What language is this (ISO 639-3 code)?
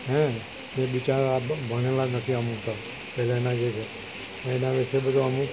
guj